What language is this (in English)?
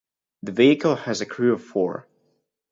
English